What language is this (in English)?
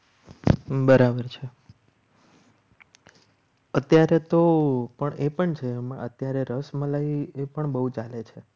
Gujarati